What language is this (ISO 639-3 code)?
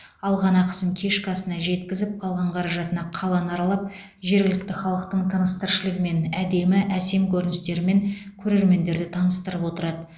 kaz